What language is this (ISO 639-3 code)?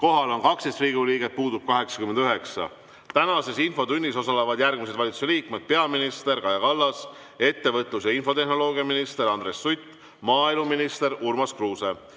est